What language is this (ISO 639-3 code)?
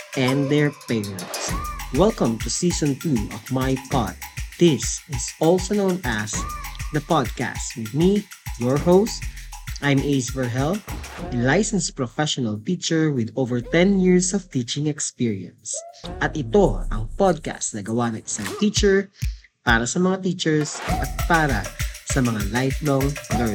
fil